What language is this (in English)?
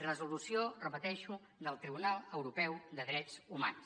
Catalan